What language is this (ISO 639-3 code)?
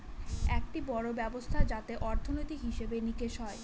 ben